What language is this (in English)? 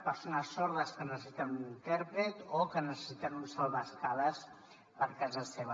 Catalan